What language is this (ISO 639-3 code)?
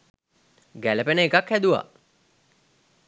sin